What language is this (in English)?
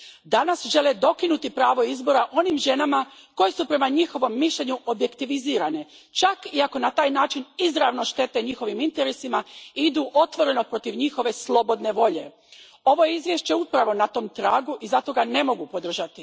Croatian